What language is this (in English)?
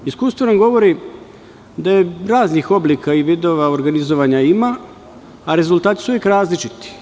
Serbian